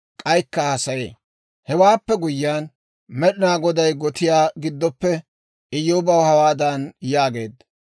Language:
Dawro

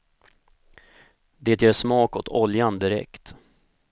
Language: Swedish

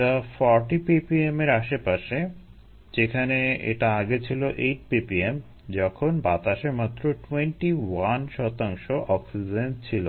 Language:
Bangla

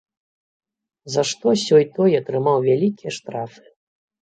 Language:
Belarusian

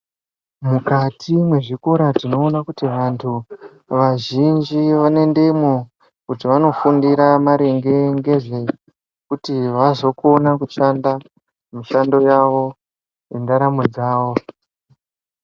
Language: Ndau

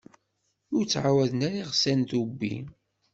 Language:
Kabyle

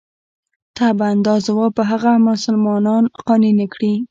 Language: Pashto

